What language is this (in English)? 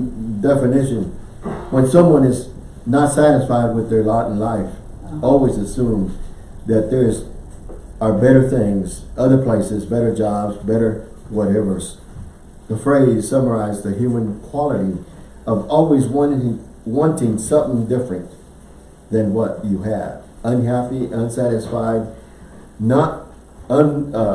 English